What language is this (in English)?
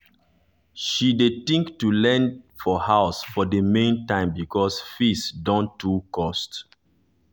Nigerian Pidgin